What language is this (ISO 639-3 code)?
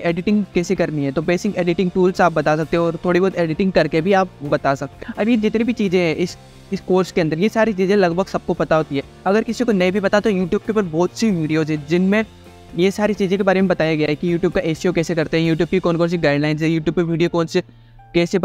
hin